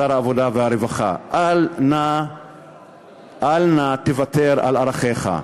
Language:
Hebrew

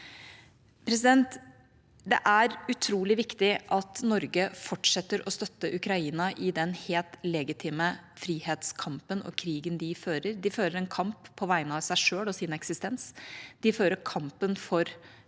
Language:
Norwegian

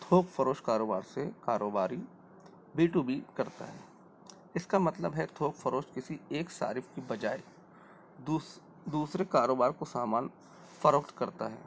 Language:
Urdu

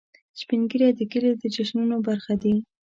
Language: Pashto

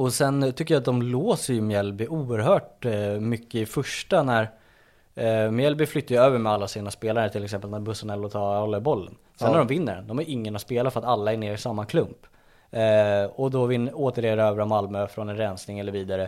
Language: Swedish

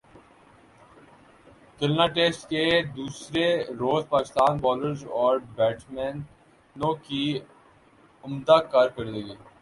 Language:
Urdu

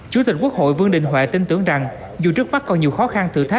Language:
Vietnamese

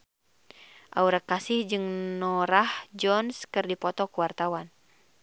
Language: Sundanese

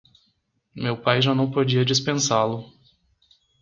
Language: Portuguese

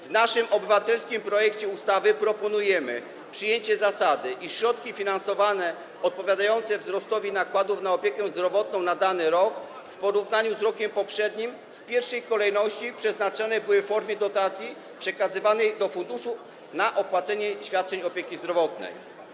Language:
Polish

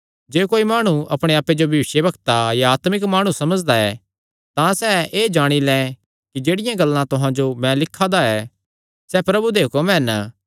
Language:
Kangri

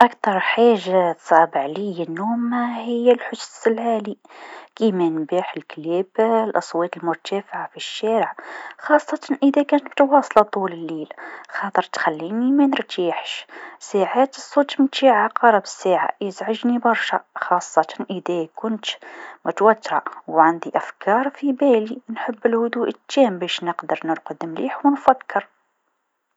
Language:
Tunisian Arabic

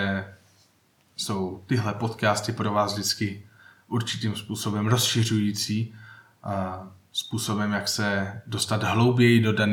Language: Czech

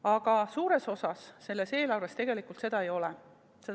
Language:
Estonian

